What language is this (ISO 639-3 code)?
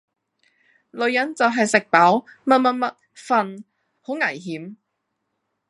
yue